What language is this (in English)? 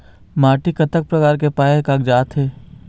Chhattisgarhi